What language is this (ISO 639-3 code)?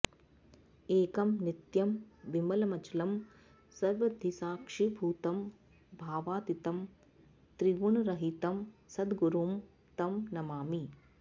san